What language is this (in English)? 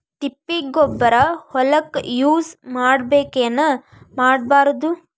Kannada